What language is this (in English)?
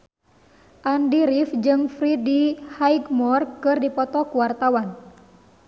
Sundanese